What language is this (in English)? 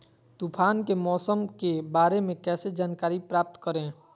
Magahi